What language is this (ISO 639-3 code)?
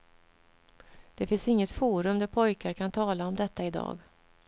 swe